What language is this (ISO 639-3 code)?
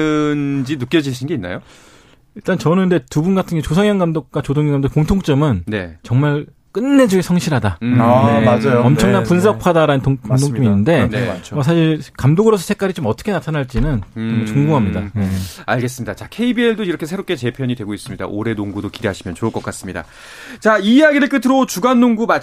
kor